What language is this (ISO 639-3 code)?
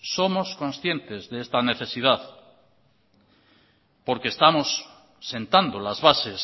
spa